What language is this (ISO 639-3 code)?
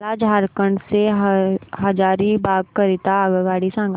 mar